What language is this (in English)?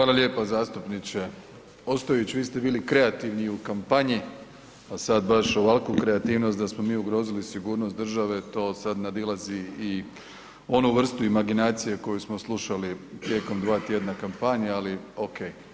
Croatian